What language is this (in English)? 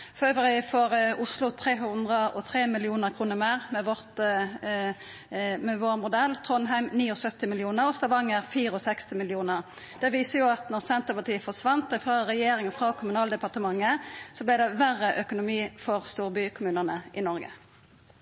Norwegian